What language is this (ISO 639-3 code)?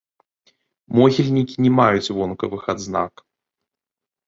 bel